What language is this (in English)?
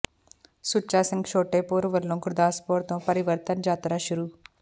Punjabi